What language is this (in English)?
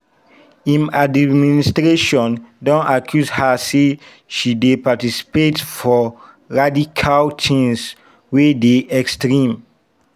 Nigerian Pidgin